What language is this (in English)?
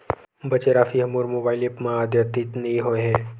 Chhattisgarhi